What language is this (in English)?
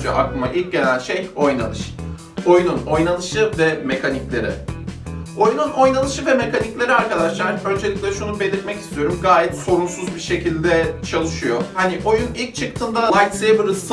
Turkish